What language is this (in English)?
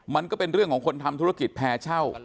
Thai